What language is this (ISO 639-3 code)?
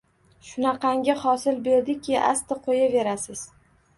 uzb